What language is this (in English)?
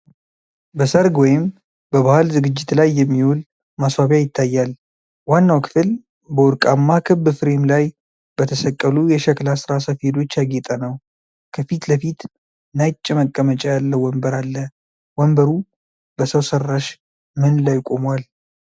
Amharic